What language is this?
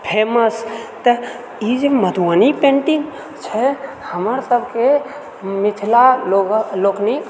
Maithili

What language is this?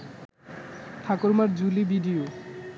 Bangla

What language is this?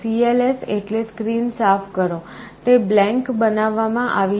Gujarati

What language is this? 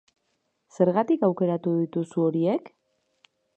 Basque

